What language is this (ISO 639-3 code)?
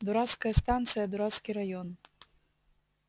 rus